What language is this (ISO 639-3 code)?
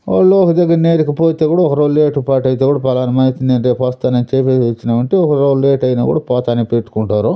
tel